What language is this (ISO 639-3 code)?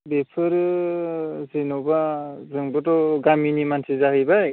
brx